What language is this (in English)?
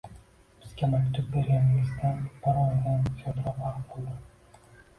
Uzbek